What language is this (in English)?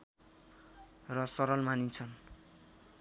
Nepali